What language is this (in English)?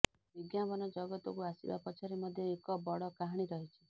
Odia